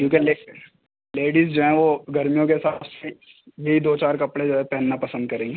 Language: Urdu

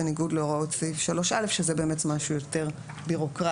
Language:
Hebrew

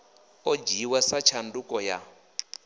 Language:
Venda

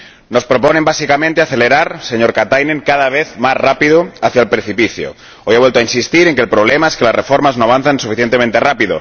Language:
Spanish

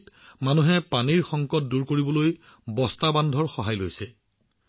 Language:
Assamese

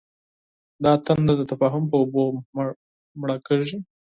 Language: Pashto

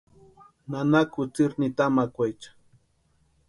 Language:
Western Highland Purepecha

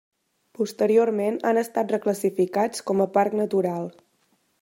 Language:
Catalan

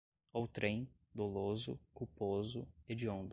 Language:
Portuguese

